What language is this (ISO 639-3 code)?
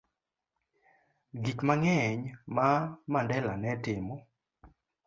luo